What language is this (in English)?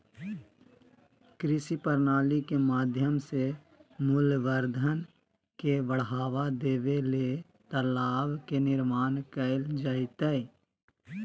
Magahi